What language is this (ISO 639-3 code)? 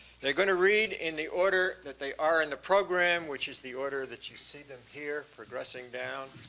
eng